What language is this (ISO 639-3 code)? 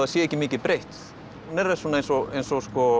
isl